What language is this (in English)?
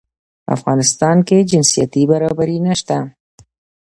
Pashto